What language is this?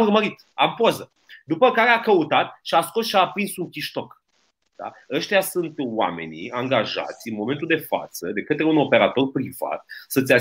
Romanian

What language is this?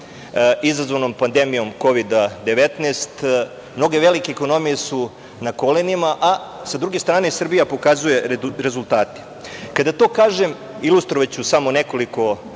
Serbian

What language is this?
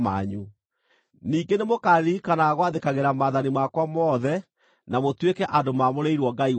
Kikuyu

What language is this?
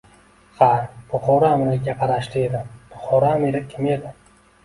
Uzbek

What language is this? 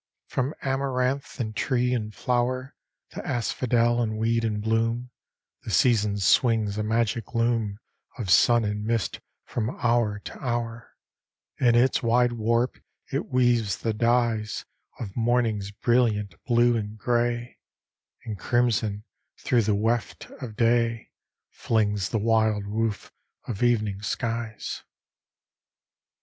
English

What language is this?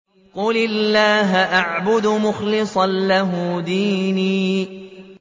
Arabic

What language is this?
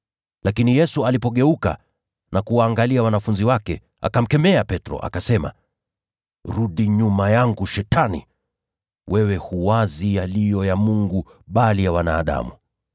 Swahili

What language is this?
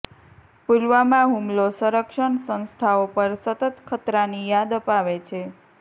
Gujarati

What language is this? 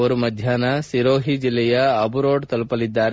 Kannada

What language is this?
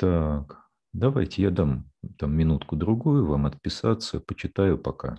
Russian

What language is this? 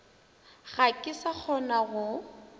Northern Sotho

